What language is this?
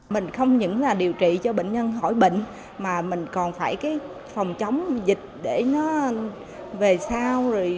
Vietnamese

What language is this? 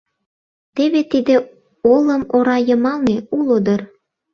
Mari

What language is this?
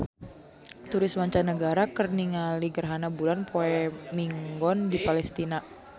Sundanese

